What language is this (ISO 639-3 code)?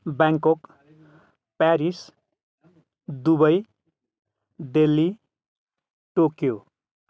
nep